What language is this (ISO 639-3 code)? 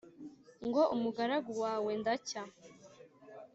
kin